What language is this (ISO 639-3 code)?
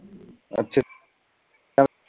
pan